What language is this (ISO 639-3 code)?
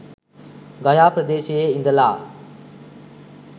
sin